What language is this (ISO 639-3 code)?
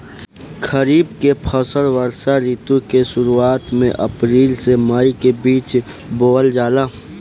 bho